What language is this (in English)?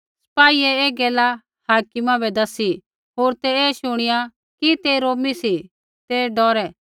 Kullu Pahari